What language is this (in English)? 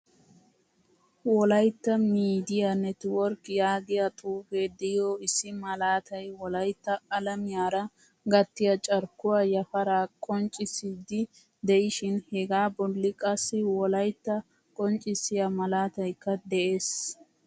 Wolaytta